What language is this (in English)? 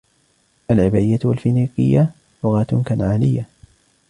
Arabic